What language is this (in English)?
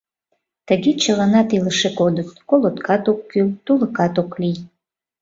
Mari